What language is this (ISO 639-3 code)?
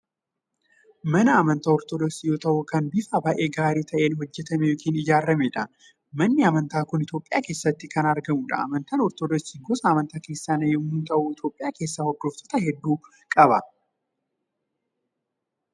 orm